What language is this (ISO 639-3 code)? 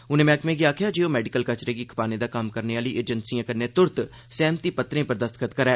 doi